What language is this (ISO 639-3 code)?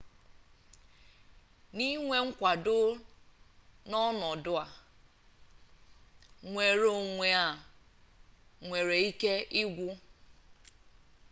ibo